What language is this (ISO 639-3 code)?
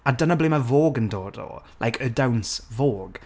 cym